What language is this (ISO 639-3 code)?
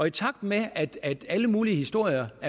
dan